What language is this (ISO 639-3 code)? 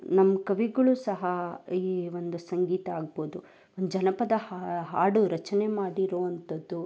kan